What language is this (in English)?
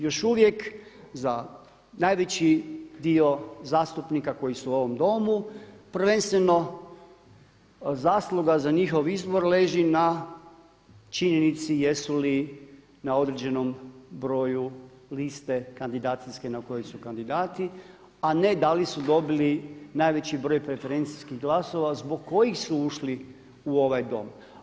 Croatian